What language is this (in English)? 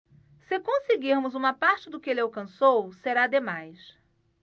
Portuguese